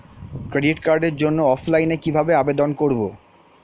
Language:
Bangla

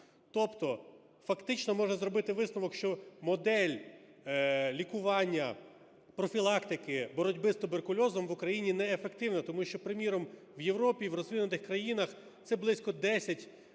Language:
Ukrainian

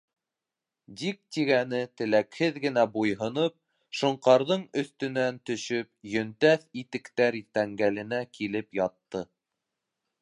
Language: Bashkir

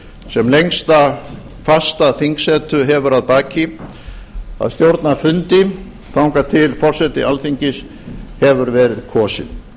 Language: Icelandic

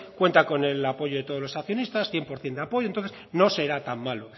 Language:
Spanish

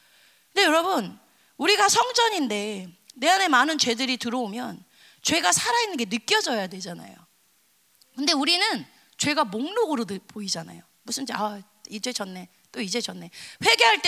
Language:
Korean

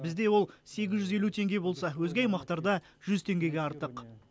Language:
Kazakh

